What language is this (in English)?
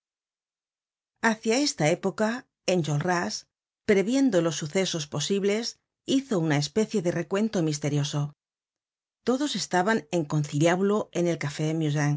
Spanish